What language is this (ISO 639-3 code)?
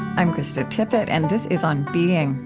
eng